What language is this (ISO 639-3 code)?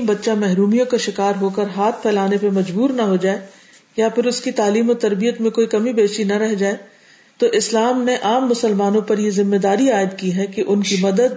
urd